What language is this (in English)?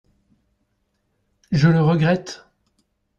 French